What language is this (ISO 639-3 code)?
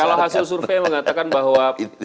ind